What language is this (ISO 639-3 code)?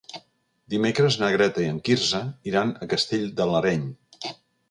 cat